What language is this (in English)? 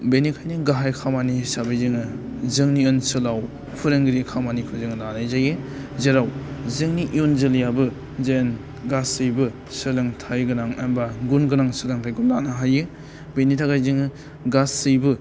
Bodo